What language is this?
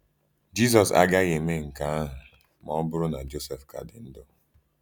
Igbo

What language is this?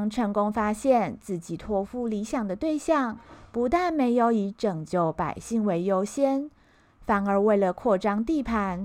Chinese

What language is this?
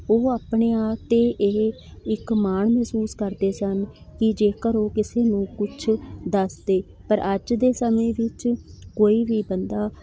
Punjabi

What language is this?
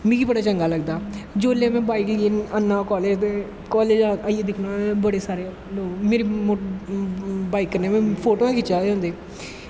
Dogri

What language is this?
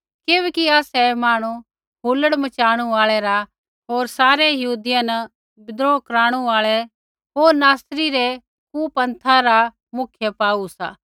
Kullu Pahari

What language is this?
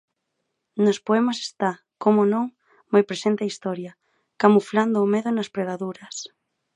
Galician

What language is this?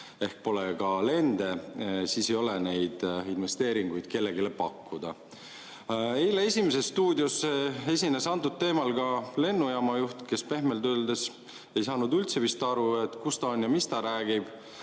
Estonian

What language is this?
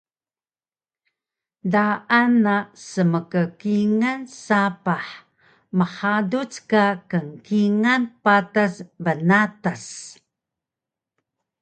Taroko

